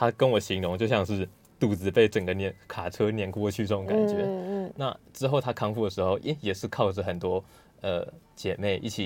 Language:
Chinese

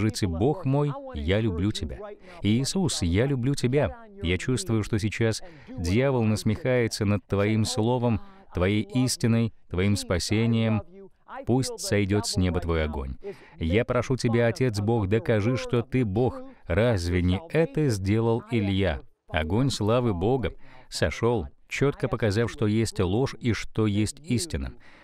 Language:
Russian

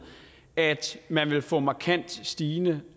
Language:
Danish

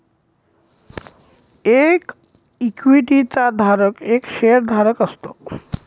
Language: Marathi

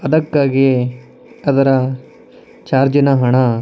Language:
Kannada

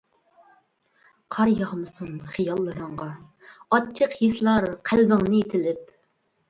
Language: Uyghur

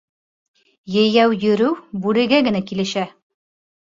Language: Bashkir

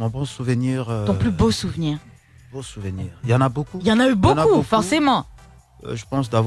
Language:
French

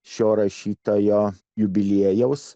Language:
Lithuanian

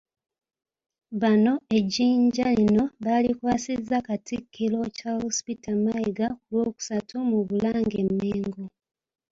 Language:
Ganda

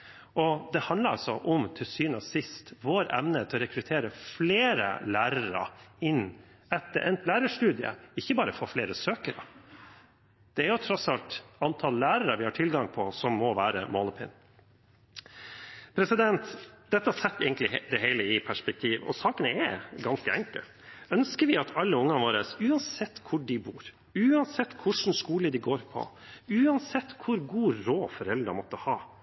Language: Norwegian Bokmål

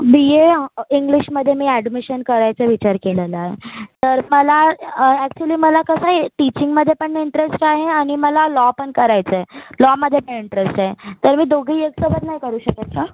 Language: Marathi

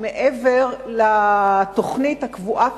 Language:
Hebrew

